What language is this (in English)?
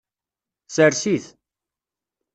Kabyle